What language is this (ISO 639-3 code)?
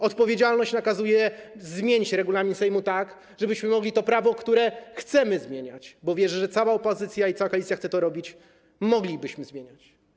pol